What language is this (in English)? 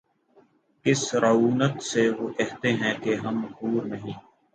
Urdu